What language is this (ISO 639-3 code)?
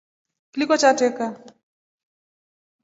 rof